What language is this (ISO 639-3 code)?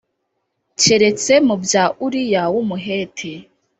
kin